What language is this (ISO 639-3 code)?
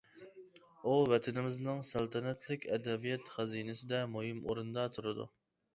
uig